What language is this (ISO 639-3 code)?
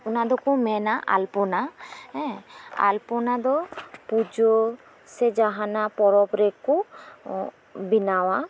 sat